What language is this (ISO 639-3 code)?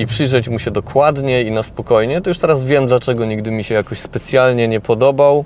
pol